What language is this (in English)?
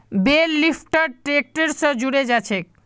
Magahi